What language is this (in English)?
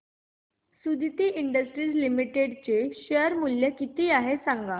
Marathi